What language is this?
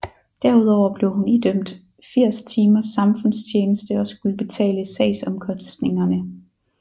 Danish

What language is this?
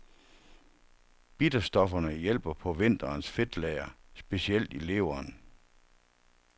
Danish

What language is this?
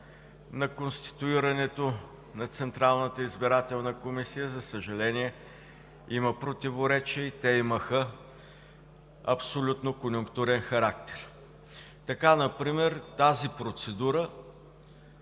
Bulgarian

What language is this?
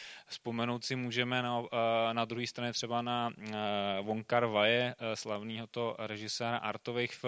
Czech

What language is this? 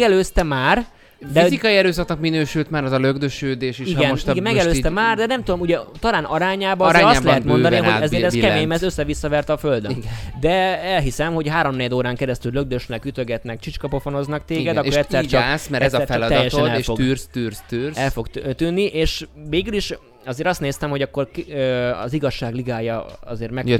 Hungarian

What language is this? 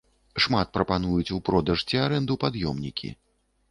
Belarusian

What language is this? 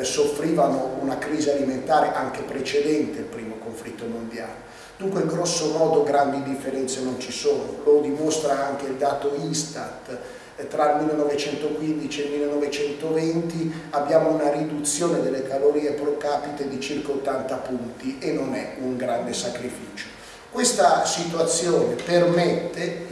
Italian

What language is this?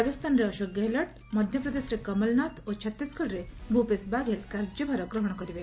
Odia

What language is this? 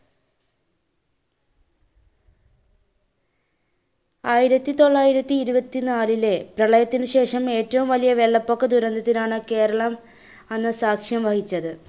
Malayalam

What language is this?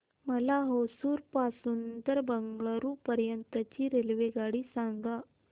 Marathi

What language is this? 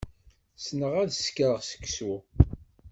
Kabyle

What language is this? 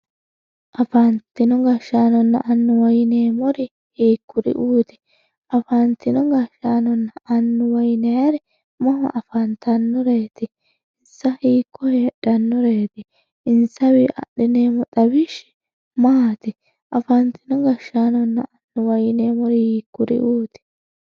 Sidamo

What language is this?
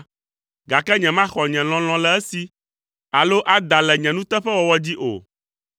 Ewe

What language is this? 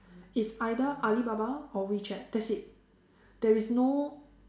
English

